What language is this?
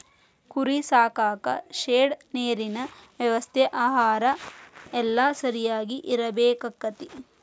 Kannada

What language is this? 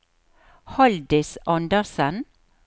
Norwegian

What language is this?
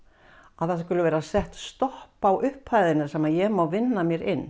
Icelandic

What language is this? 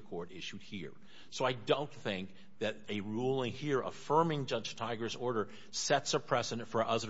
English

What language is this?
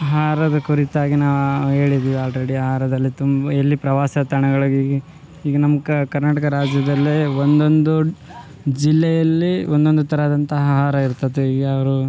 Kannada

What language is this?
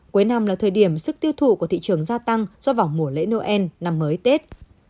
Vietnamese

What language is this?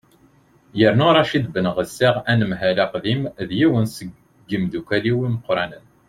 Kabyle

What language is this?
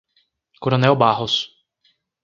Portuguese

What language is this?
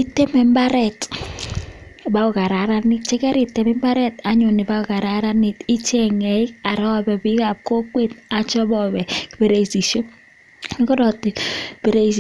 Kalenjin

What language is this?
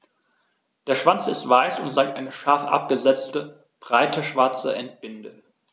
German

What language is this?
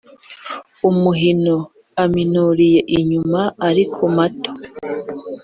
Kinyarwanda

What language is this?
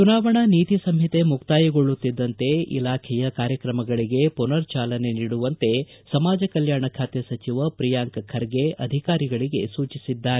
Kannada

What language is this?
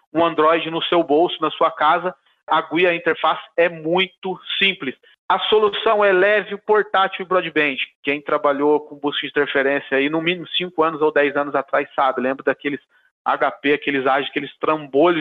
Portuguese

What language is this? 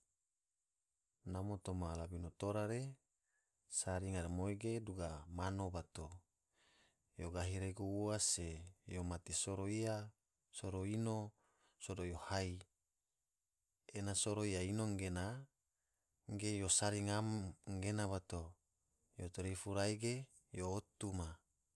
Tidore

